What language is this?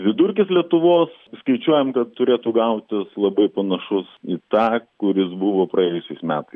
Lithuanian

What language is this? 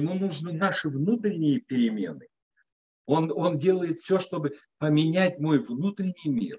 Russian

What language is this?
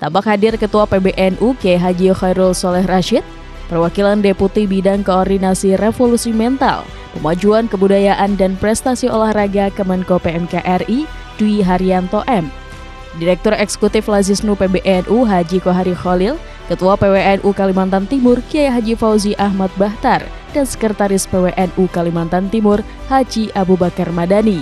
Indonesian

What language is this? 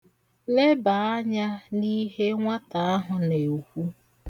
Igbo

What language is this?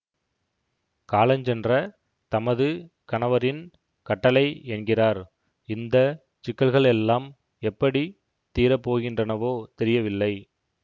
Tamil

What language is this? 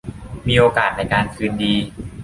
Thai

